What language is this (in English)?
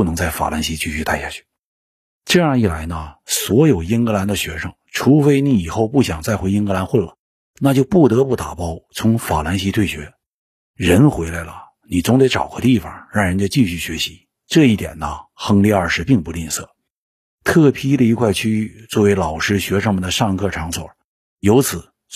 Chinese